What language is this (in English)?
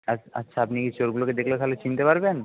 Bangla